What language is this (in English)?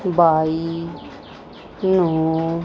Punjabi